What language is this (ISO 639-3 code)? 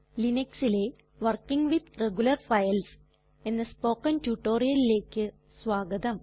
mal